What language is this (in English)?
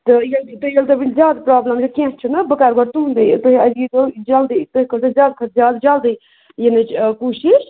Kashmiri